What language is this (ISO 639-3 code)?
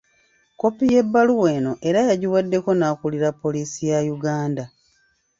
lug